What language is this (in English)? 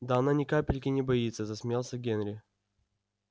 Russian